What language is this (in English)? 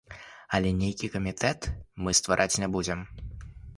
Belarusian